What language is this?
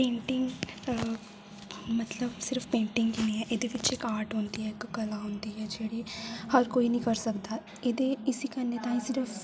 Dogri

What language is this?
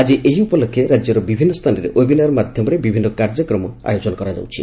Odia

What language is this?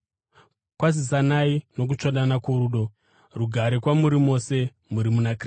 Shona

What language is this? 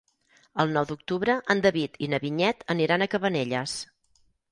Catalan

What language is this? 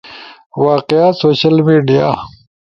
Ushojo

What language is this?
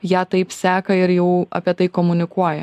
Lithuanian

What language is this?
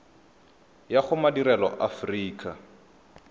Tswana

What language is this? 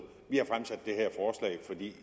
Danish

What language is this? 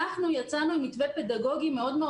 Hebrew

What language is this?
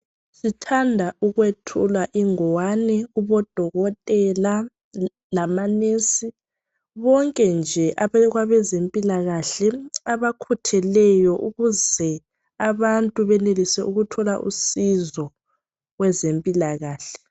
North Ndebele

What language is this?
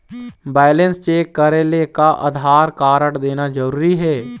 Chhattisgarhi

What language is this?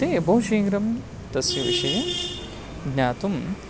Sanskrit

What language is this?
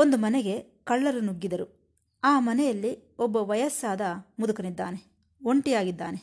Kannada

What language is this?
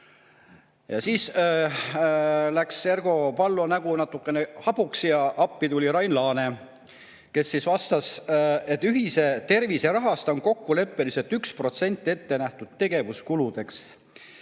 Estonian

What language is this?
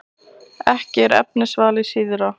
Icelandic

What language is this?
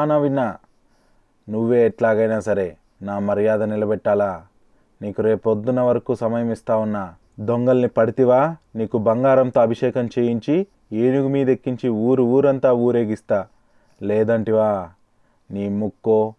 Telugu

